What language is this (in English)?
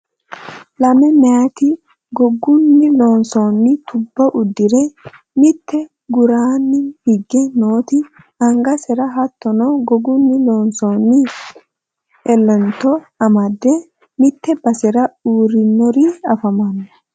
Sidamo